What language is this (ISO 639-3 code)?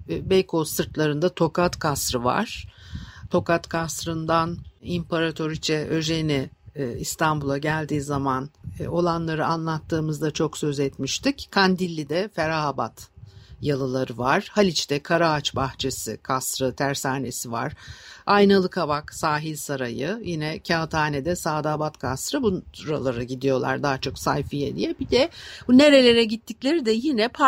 tur